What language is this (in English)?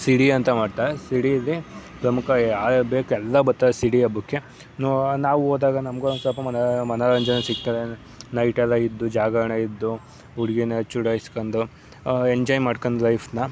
Kannada